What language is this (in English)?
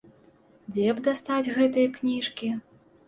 Belarusian